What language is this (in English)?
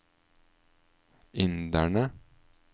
Norwegian